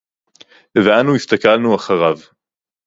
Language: Hebrew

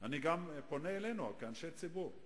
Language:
Hebrew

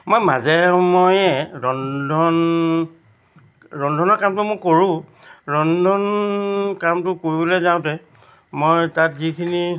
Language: Assamese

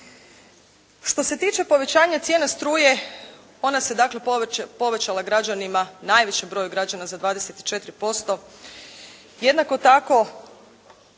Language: Croatian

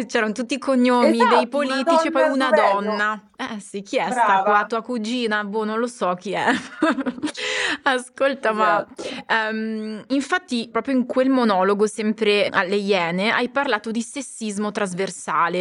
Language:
Italian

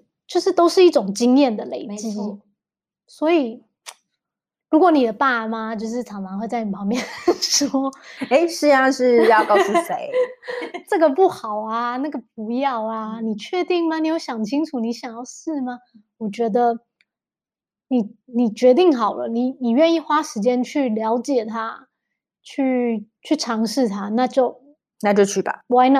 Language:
Chinese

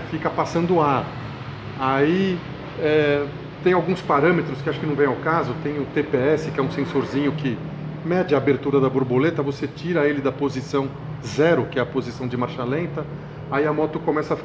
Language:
Portuguese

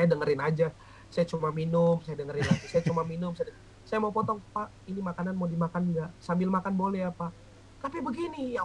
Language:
Indonesian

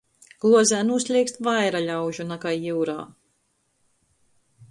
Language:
Latgalian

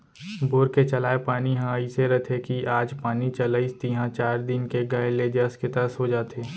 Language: Chhattisgarhi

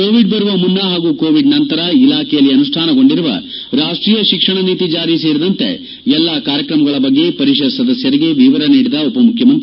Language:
Kannada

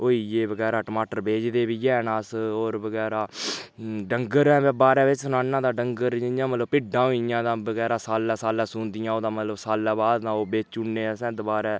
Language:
Dogri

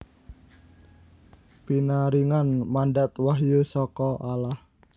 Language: Javanese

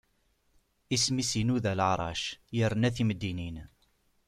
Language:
Kabyle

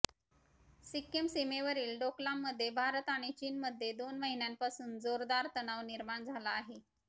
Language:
Marathi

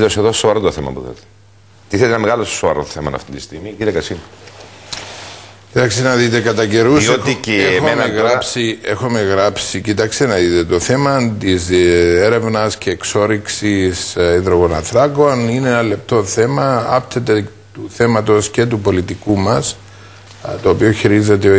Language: Greek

